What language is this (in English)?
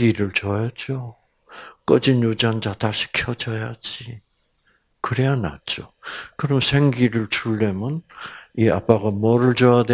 Korean